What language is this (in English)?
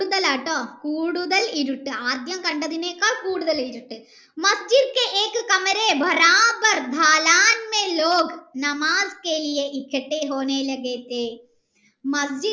Malayalam